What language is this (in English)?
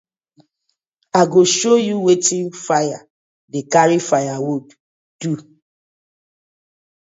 Nigerian Pidgin